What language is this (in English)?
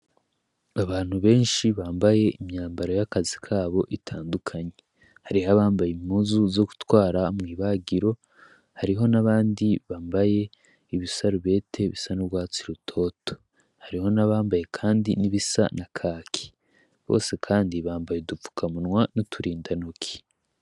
Rundi